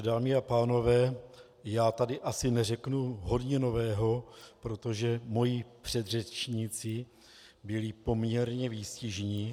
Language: Czech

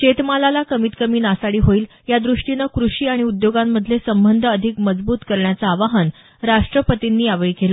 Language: Marathi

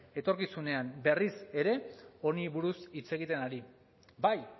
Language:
Basque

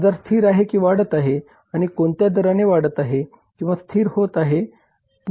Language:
Marathi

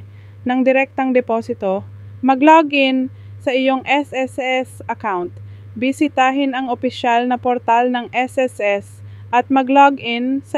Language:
Filipino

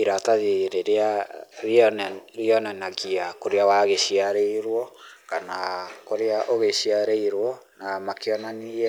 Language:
Kikuyu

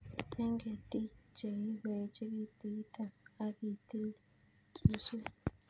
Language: Kalenjin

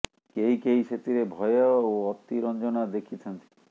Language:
Odia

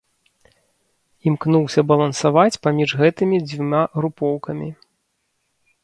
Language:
Belarusian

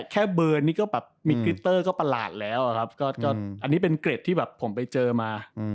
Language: Thai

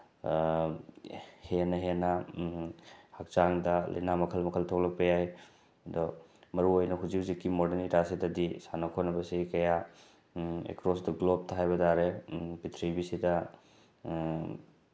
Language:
Manipuri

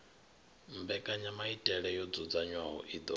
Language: Venda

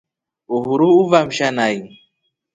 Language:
Rombo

